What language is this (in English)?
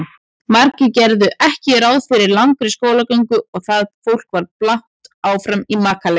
Icelandic